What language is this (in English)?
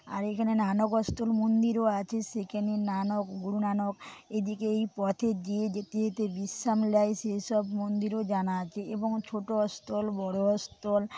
Bangla